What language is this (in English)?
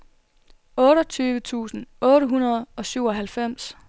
Danish